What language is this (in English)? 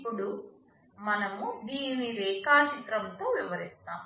Telugu